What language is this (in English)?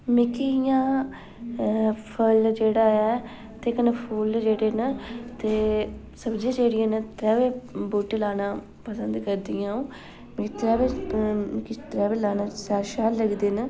Dogri